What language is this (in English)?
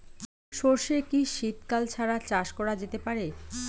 Bangla